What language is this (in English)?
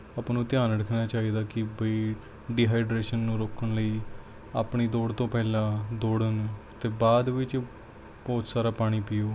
Punjabi